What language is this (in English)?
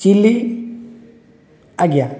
Odia